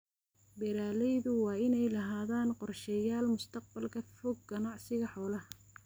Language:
Somali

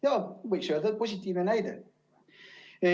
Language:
Estonian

